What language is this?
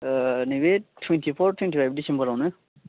Bodo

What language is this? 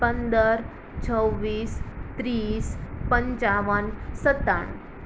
Gujarati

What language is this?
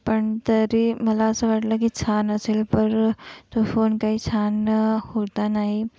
Marathi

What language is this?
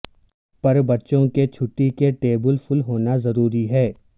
Urdu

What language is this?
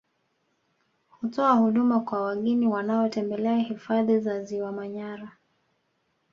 Swahili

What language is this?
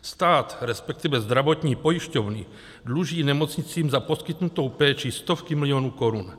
Czech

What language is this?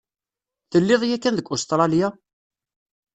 Kabyle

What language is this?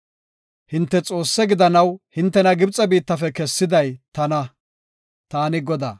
Gofa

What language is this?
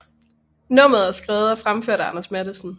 Danish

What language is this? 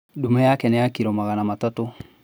Kikuyu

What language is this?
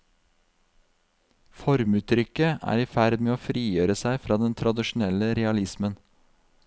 Norwegian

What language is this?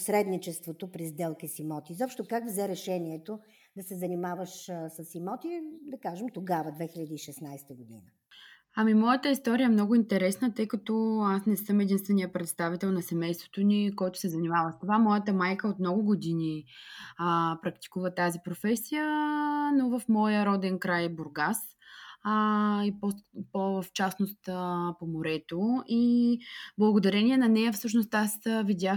Bulgarian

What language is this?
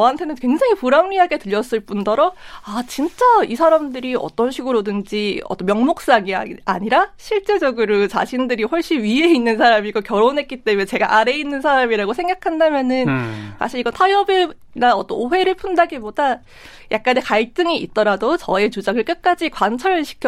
Korean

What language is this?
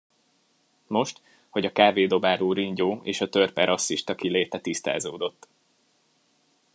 Hungarian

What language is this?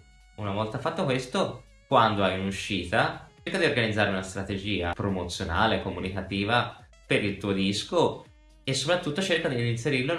Italian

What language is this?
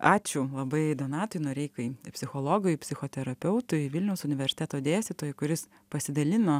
Lithuanian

